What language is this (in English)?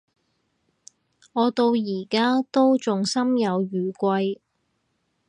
Cantonese